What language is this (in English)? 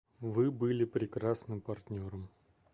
Russian